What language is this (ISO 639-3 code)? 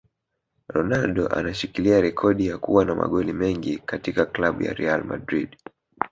swa